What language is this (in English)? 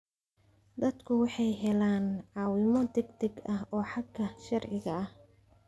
Somali